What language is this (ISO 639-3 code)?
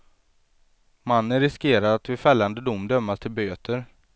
swe